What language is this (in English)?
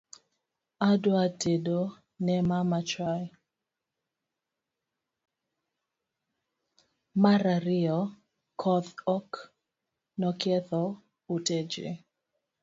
Luo (Kenya and Tanzania)